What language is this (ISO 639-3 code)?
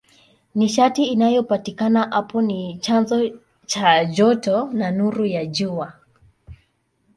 swa